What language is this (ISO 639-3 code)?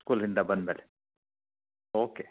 kan